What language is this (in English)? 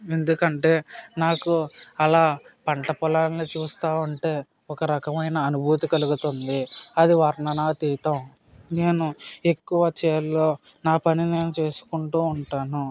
Telugu